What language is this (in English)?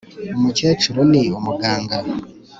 Kinyarwanda